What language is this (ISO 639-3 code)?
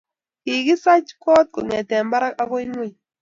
kln